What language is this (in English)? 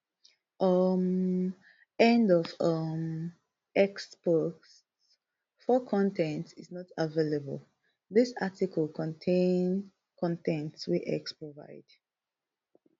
Nigerian Pidgin